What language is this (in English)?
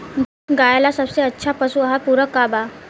Bhojpuri